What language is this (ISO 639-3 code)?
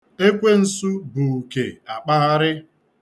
ibo